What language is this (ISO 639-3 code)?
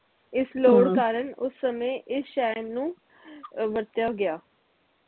pan